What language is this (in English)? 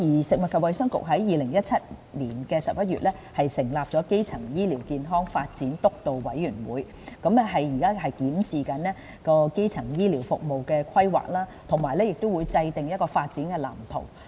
Cantonese